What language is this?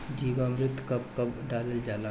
Bhojpuri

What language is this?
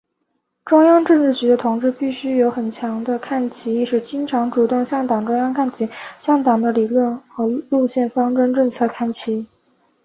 Chinese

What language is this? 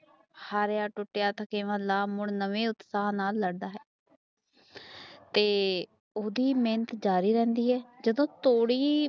Punjabi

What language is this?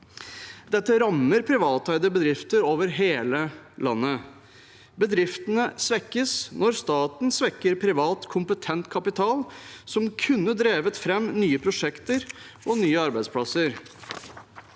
Norwegian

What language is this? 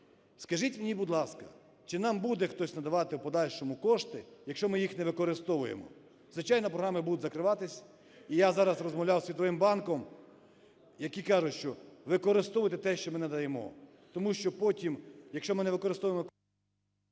Ukrainian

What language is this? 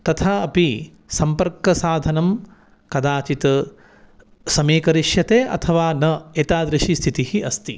Sanskrit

